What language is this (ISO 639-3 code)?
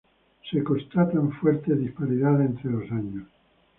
spa